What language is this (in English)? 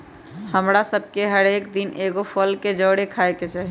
Magahi